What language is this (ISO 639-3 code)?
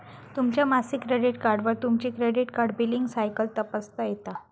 mar